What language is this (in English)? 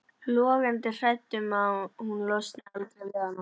Icelandic